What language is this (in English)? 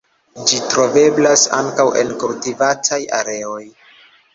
Esperanto